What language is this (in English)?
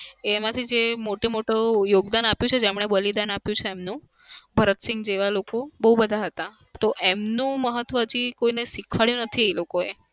Gujarati